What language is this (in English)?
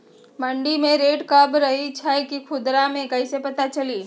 Magahi